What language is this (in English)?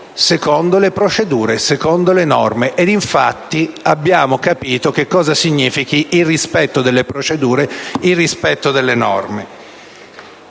Italian